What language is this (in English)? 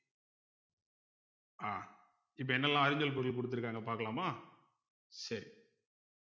Tamil